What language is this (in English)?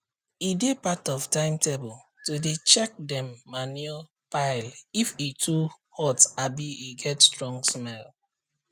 Nigerian Pidgin